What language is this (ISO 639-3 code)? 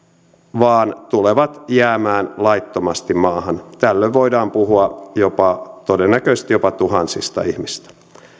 fin